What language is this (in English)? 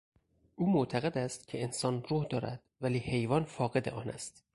Persian